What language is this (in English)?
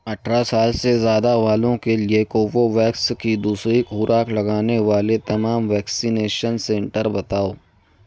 Urdu